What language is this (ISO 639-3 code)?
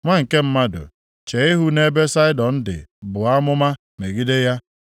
ibo